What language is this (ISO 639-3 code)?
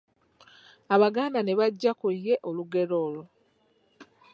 lug